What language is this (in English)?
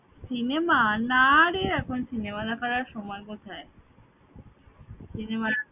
Bangla